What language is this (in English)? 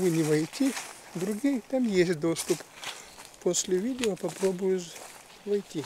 Russian